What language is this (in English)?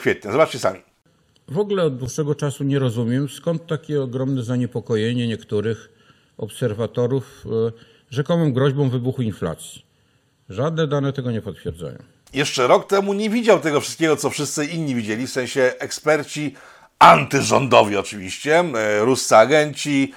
Polish